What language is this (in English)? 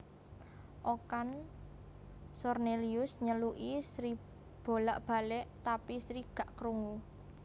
Javanese